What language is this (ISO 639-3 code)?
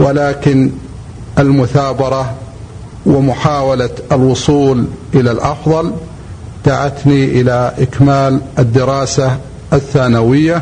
ara